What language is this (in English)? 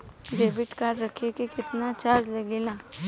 Bhojpuri